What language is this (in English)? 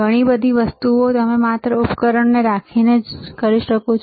Gujarati